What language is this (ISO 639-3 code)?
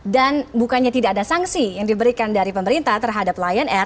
ind